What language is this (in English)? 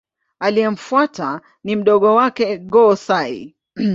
Swahili